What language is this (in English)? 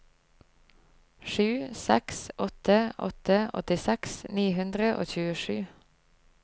Norwegian